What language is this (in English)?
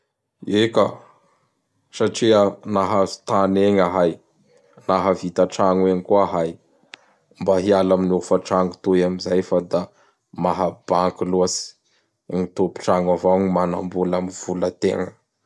Bara Malagasy